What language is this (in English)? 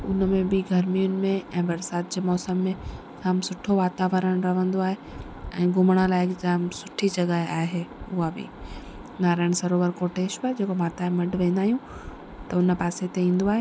Sindhi